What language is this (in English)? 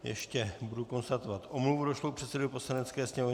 Czech